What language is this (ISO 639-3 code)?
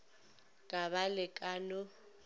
nso